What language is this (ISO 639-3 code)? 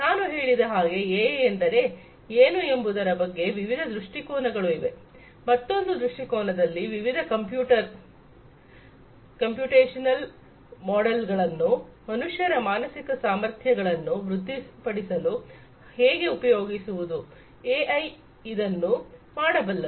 kan